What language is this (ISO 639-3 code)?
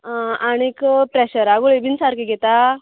kok